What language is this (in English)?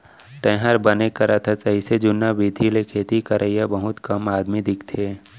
Chhattisgarhi